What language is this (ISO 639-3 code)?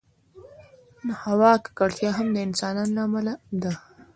pus